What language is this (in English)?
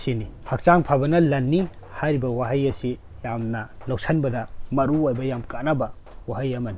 Manipuri